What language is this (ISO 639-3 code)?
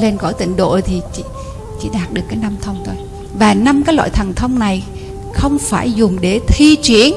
vie